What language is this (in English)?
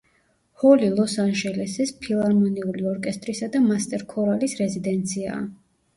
Georgian